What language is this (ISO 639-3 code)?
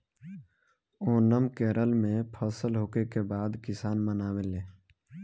bho